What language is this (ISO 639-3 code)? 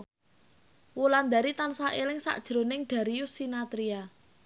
jav